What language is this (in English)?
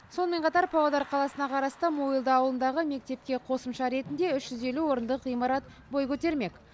Kazakh